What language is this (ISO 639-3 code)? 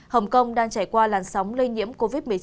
vie